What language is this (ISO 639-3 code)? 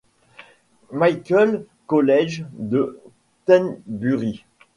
fra